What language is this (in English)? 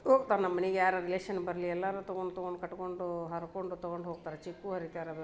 Kannada